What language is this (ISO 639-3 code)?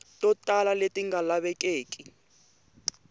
tso